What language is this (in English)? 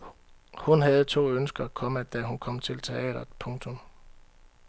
Danish